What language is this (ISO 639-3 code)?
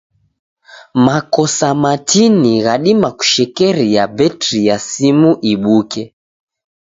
dav